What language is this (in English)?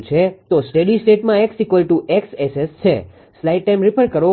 Gujarati